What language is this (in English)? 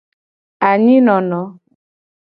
Gen